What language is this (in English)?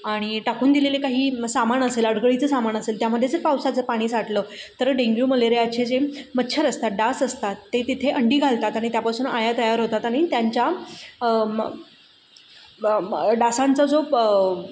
Marathi